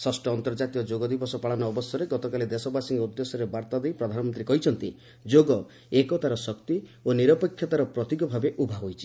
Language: Odia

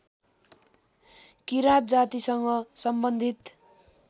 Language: Nepali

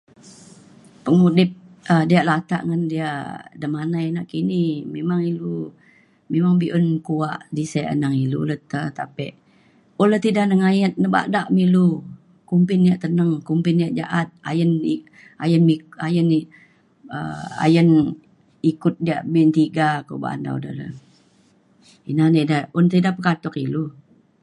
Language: Mainstream Kenyah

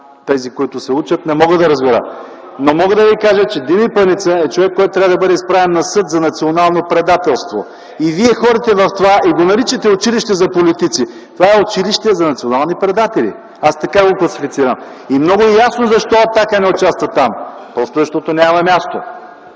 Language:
Bulgarian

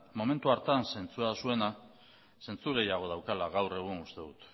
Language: Basque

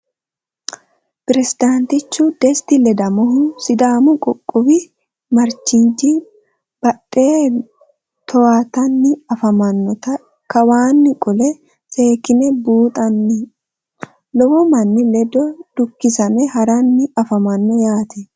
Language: Sidamo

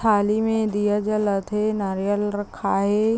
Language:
Chhattisgarhi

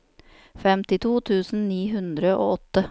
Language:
Norwegian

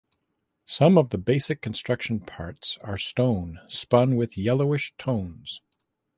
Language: English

